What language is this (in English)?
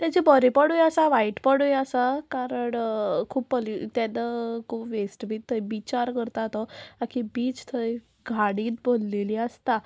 Konkani